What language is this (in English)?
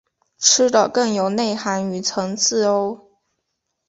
Chinese